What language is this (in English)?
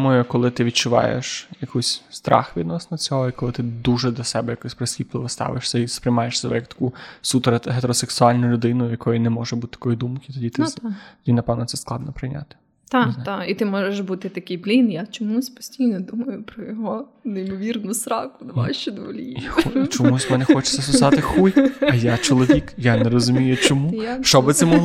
Ukrainian